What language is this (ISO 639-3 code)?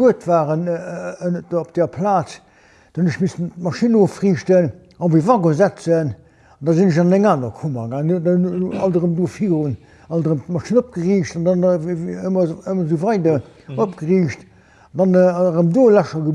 nld